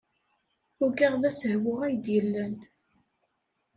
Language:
Kabyle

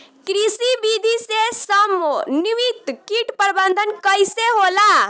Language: Bhojpuri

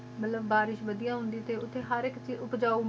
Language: Punjabi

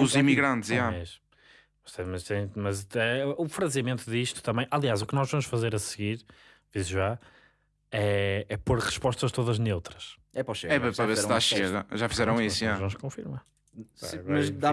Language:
Portuguese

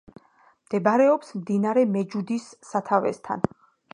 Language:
Georgian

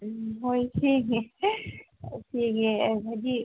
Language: Manipuri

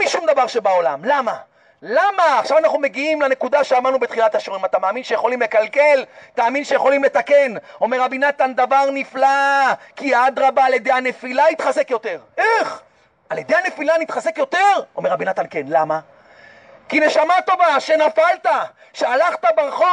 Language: Hebrew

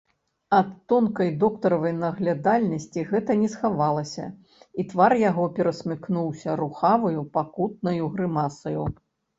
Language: Belarusian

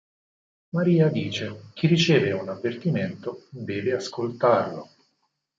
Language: Italian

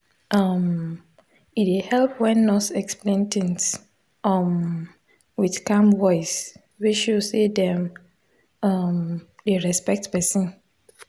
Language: Nigerian Pidgin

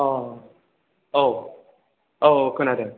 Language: Bodo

